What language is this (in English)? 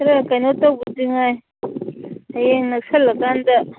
Manipuri